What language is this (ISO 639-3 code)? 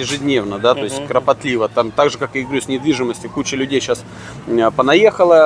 rus